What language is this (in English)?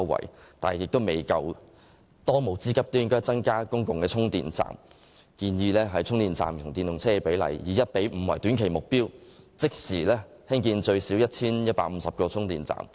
Cantonese